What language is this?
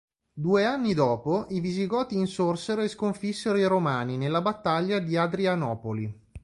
Italian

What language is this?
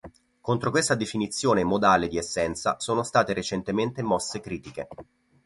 Italian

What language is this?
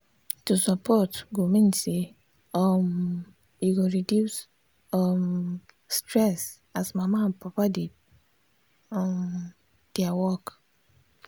Nigerian Pidgin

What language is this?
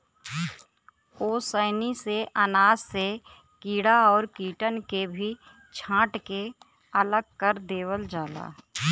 Bhojpuri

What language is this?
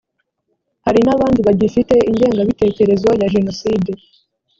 Kinyarwanda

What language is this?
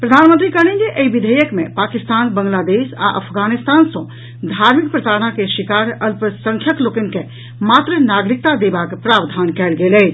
Maithili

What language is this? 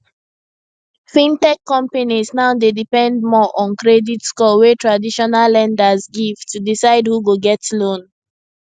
Nigerian Pidgin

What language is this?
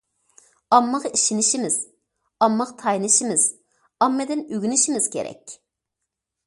Uyghur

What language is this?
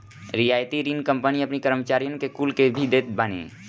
Bhojpuri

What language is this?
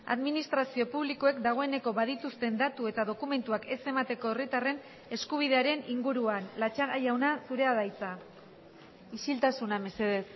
Basque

